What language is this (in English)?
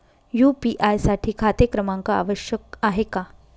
Marathi